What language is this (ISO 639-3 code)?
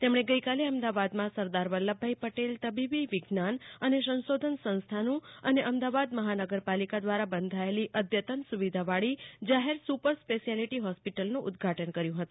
guj